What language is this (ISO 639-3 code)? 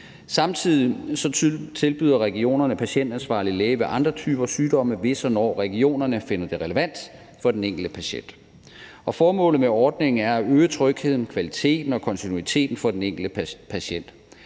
dan